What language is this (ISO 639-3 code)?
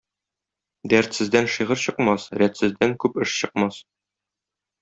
tat